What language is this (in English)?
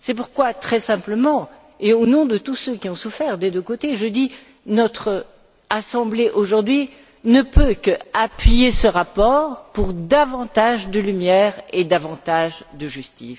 French